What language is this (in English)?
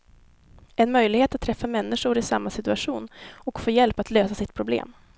Swedish